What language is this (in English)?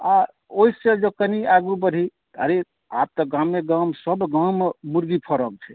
Maithili